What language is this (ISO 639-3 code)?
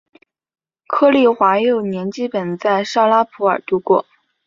zho